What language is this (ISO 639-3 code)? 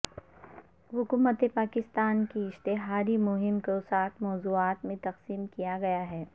urd